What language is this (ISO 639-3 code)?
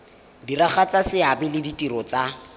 tsn